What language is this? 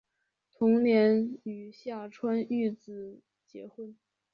Chinese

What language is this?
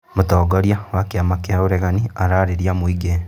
Kikuyu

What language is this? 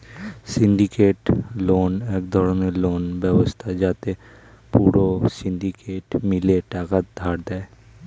Bangla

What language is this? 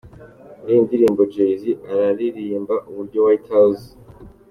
Kinyarwanda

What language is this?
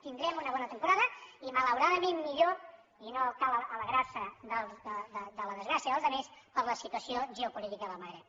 Catalan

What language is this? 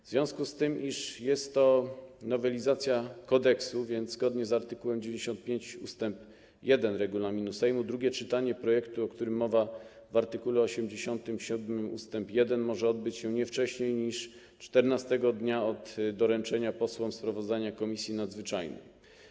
Polish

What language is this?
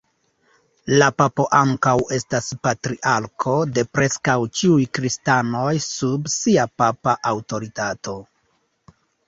Esperanto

